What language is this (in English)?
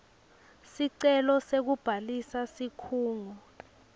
Swati